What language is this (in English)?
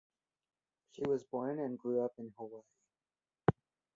English